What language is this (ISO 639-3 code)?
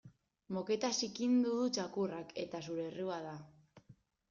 eus